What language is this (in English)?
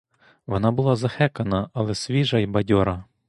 Ukrainian